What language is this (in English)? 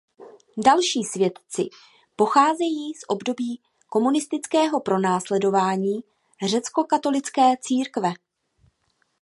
Czech